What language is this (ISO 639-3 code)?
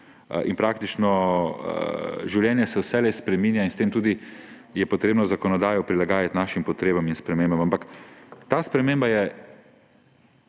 slv